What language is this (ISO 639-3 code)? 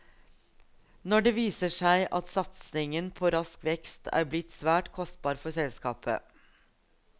nor